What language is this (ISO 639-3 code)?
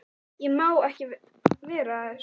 isl